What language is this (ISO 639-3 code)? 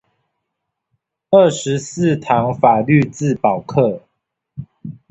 zho